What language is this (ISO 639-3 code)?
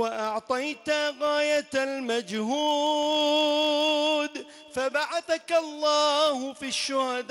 ara